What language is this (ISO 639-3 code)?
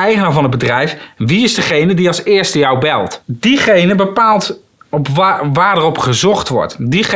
nld